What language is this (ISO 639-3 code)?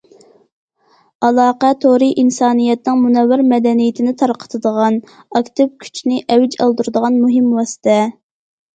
uig